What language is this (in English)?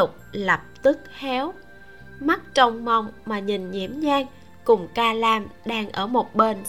Vietnamese